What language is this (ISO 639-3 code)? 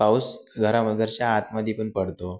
mar